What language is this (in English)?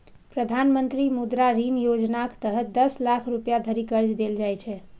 Maithili